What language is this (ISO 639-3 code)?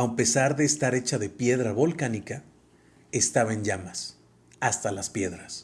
spa